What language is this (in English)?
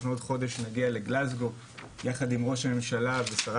Hebrew